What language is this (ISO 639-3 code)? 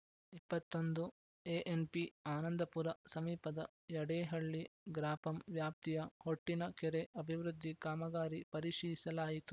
kan